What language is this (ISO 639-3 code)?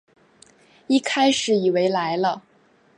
zho